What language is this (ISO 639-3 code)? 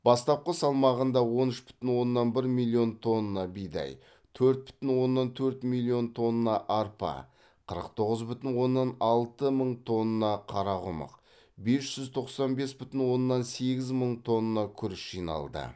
kaz